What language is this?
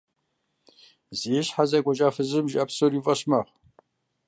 Kabardian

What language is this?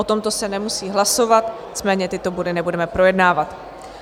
Czech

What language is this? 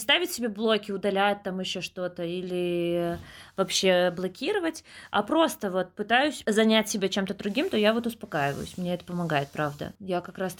Russian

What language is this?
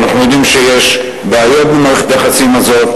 Hebrew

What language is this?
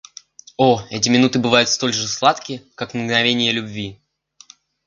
Russian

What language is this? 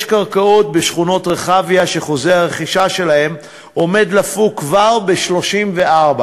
Hebrew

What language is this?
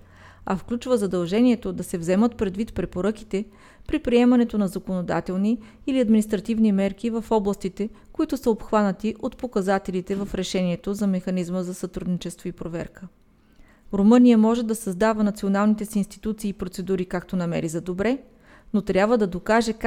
Bulgarian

